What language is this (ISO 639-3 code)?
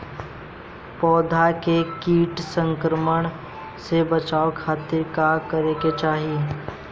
bho